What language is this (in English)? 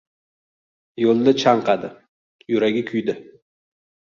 Uzbek